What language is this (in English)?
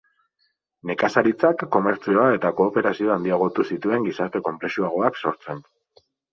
Basque